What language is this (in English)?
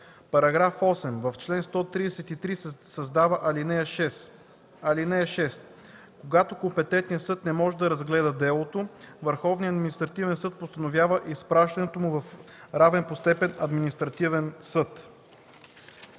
Bulgarian